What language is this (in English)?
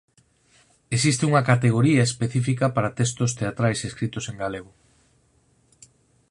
Galician